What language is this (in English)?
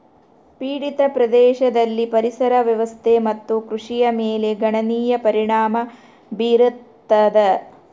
Kannada